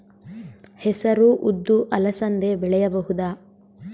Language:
Kannada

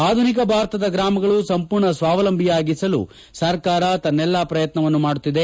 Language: Kannada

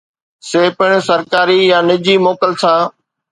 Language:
Sindhi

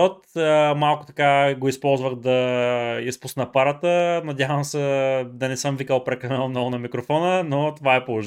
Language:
Bulgarian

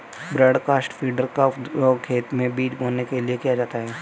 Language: Hindi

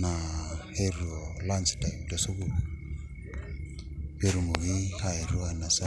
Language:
Masai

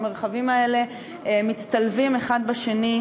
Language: Hebrew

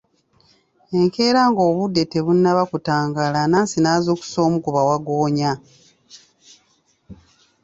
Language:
Ganda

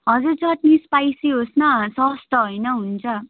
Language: Nepali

